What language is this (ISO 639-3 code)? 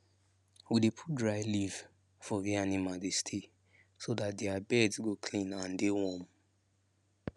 pcm